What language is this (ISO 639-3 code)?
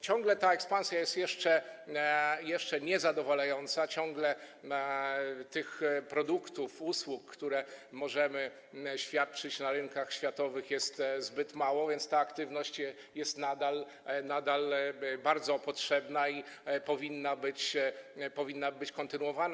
pol